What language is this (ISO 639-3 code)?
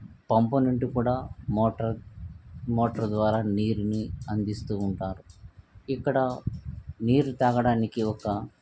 tel